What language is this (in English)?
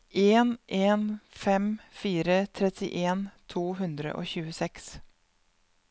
Norwegian